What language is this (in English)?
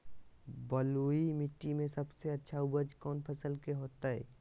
Magahi